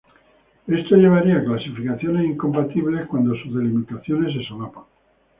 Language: Spanish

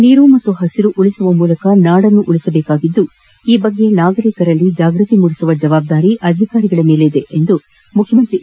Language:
Kannada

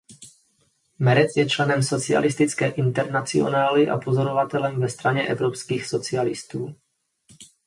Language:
Czech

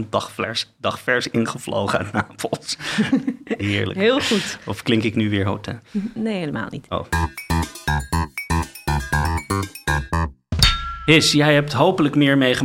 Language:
Dutch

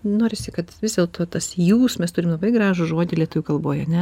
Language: Lithuanian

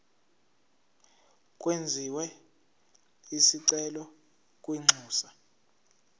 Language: Zulu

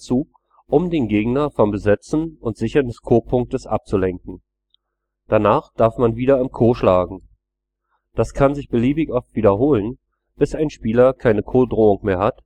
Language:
German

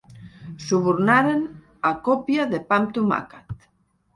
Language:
Catalan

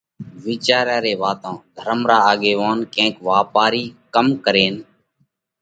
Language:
Parkari Koli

